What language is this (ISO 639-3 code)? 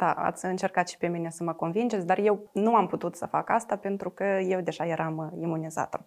ron